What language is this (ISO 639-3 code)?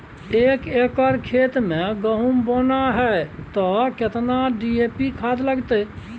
mai